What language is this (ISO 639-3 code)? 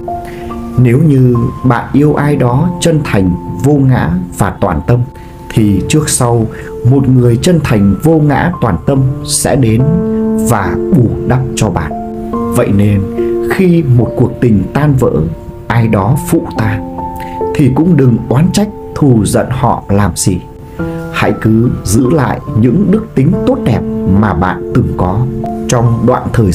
vie